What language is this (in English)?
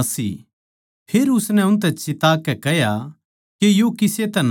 Haryanvi